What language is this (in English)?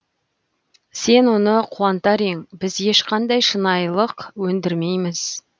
Kazakh